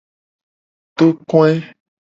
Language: Gen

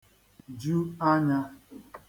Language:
Igbo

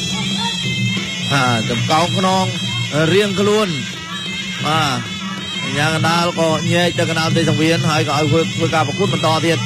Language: Thai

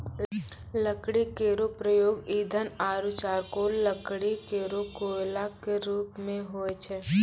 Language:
Maithili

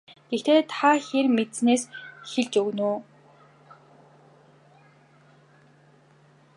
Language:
Mongolian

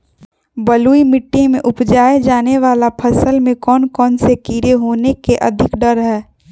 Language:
Magahi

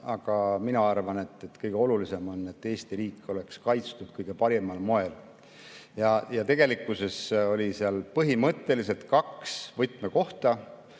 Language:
Estonian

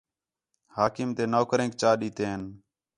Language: Khetrani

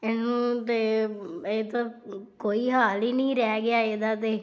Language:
Punjabi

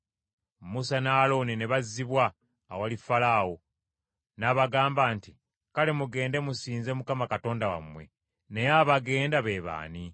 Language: Ganda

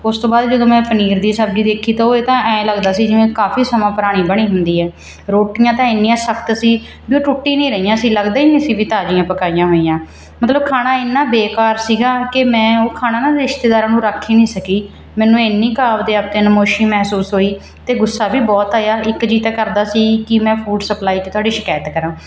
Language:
Punjabi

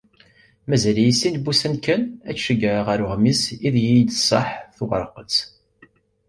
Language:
Kabyle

